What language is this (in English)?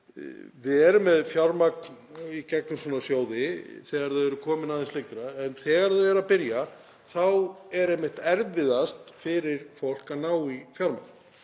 Icelandic